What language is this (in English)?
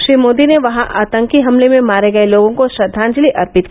Hindi